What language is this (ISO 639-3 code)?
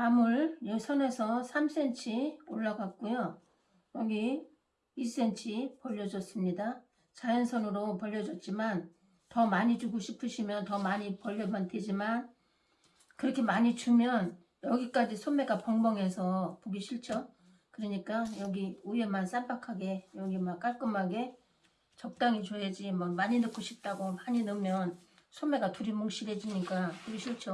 kor